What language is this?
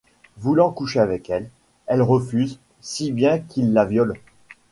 French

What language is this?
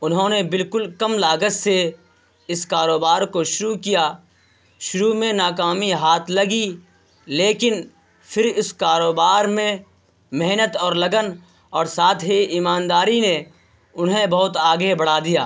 Urdu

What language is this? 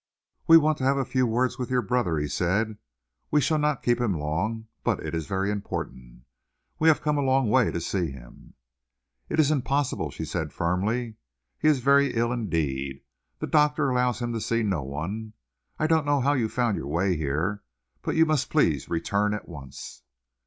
English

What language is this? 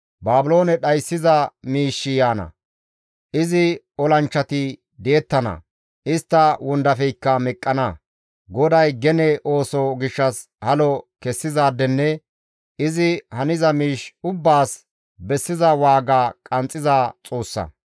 Gamo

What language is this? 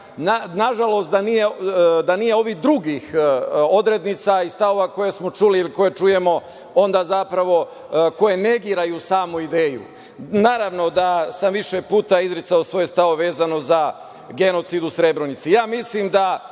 Serbian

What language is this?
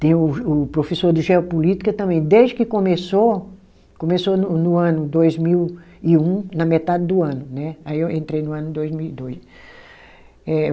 Portuguese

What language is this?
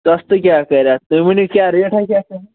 Kashmiri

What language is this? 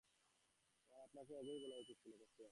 Bangla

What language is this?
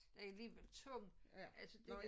Danish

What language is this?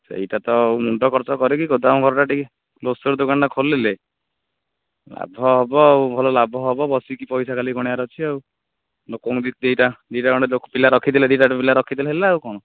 Odia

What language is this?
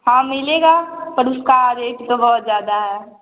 Hindi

